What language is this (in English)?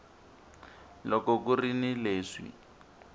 Tsonga